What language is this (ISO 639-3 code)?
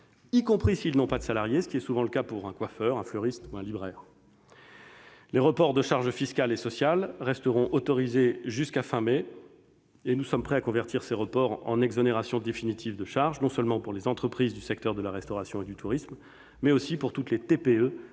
fra